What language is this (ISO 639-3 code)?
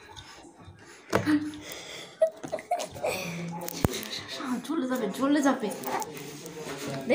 eng